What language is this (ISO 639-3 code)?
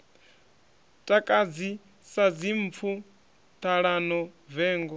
ven